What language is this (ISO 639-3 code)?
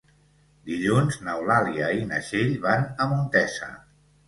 cat